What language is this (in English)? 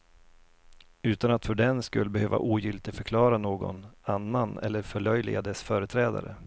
Swedish